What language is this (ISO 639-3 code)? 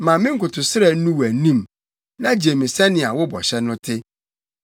aka